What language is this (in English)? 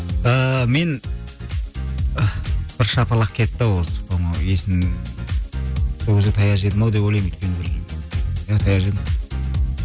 Kazakh